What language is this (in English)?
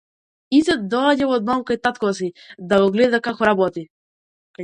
Macedonian